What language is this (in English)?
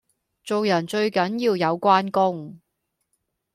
Cantonese